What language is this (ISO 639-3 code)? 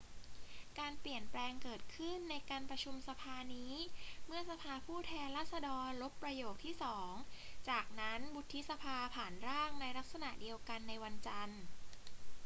tha